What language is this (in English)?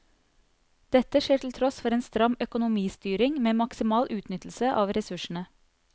Norwegian